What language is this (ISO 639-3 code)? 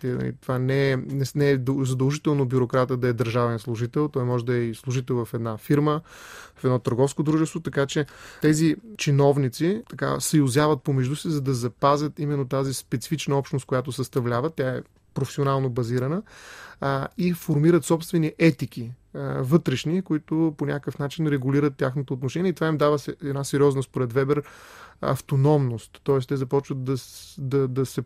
bul